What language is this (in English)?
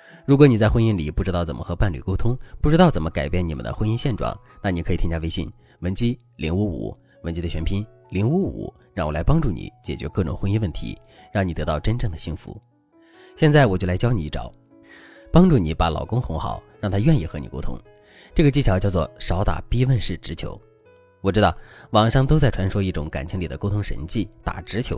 Chinese